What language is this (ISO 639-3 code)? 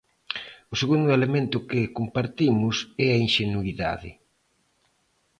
glg